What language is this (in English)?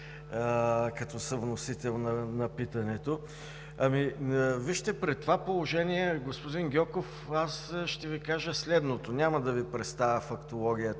Bulgarian